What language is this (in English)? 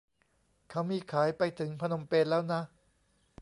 Thai